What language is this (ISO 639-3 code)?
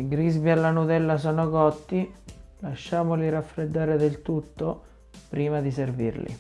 ita